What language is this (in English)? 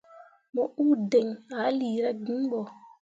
Mundang